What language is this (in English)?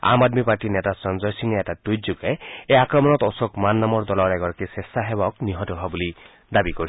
Assamese